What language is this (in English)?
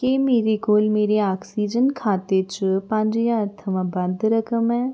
Dogri